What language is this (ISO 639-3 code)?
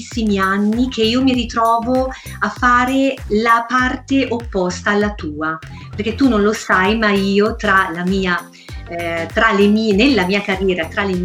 ita